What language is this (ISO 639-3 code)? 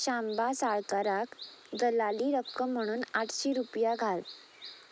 kok